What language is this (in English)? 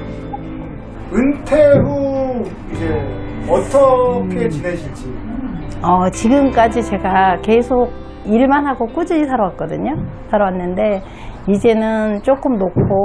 Korean